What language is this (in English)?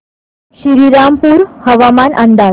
Marathi